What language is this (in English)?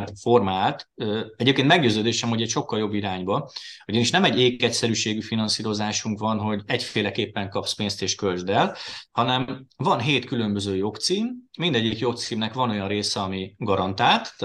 Hungarian